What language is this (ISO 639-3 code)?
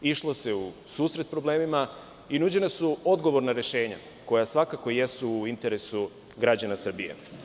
srp